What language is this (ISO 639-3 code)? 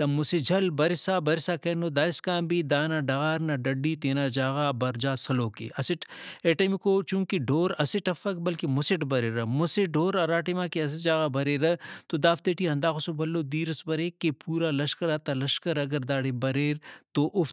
brh